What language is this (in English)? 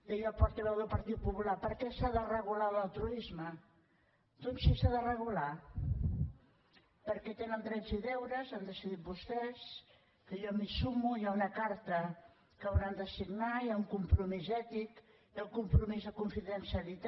Catalan